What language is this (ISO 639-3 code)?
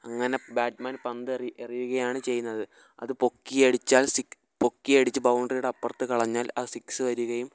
mal